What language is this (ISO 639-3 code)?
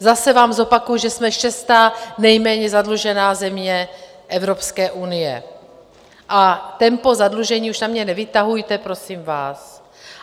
ces